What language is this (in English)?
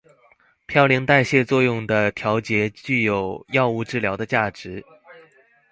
Chinese